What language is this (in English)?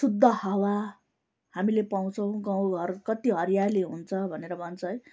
Nepali